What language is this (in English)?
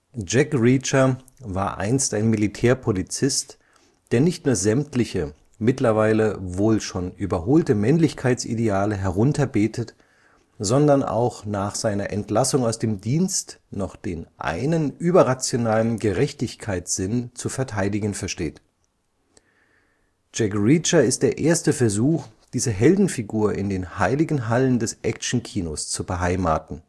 German